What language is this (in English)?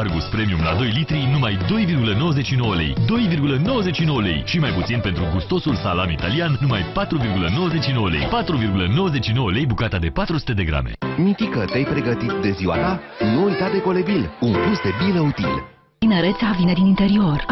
Romanian